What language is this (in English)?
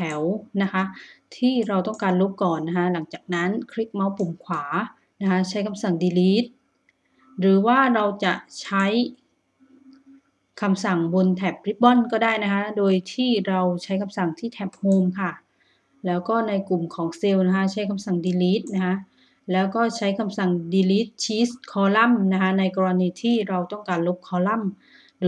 Thai